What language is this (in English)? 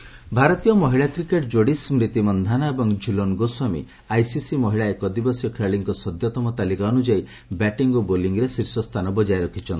Odia